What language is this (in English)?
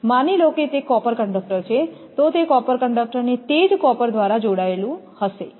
Gujarati